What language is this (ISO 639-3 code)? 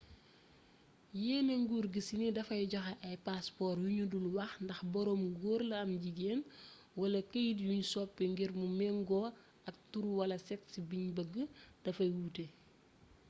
wol